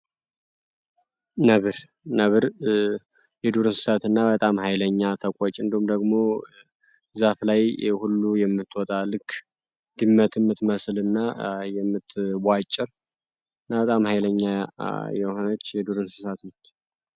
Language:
Amharic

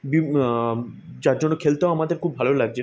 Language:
Bangla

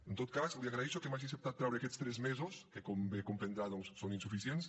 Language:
Catalan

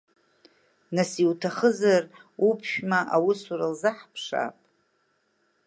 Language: Abkhazian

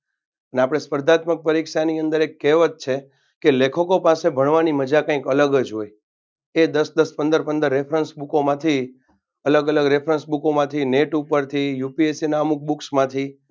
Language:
Gujarati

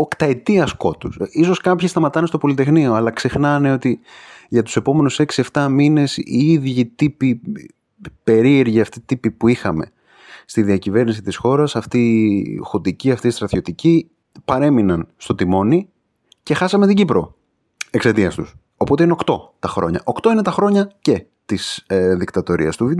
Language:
Greek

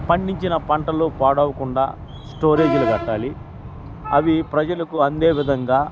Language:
Telugu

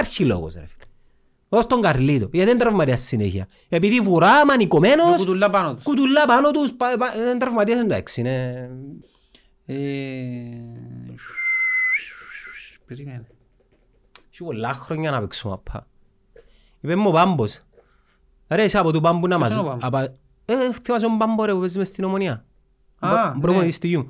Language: Greek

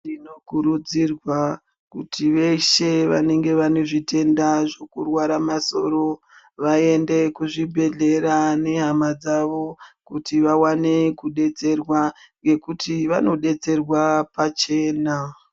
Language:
Ndau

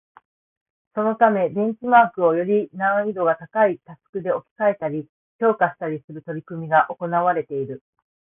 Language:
Japanese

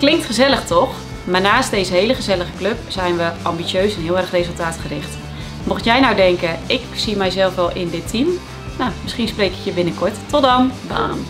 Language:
Dutch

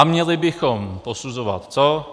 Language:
Czech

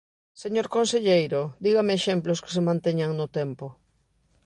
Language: Galician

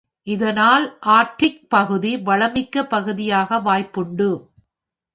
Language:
Tamil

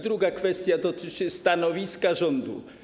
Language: Polish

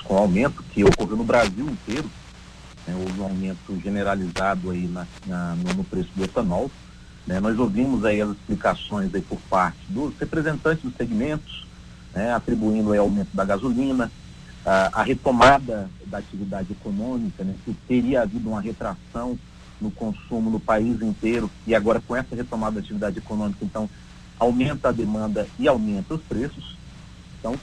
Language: Portuguese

